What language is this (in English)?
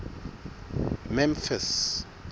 Southern Sotho